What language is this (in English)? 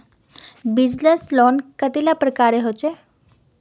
Magahi